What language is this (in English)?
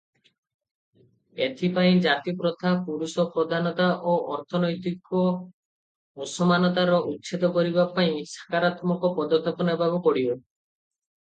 Odia